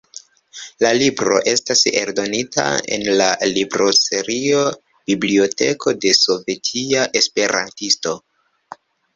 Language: Esperanto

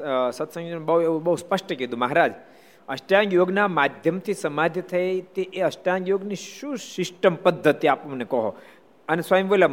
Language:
Gujarati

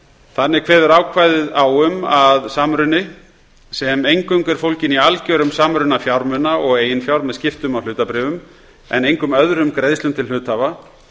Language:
Icelandic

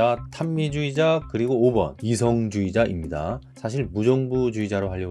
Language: Korean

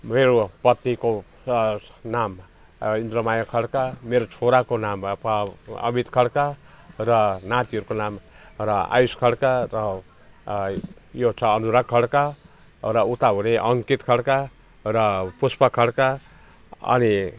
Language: Nepali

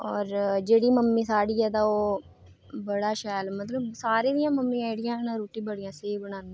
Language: Dogri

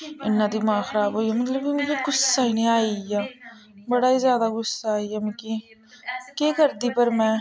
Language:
Dogri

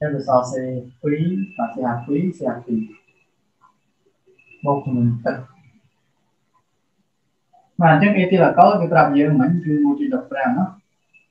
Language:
Vietnamese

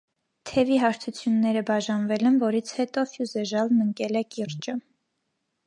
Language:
Armenian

